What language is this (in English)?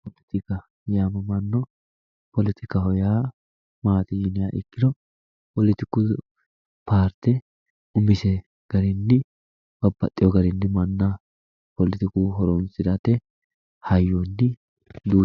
Sidamo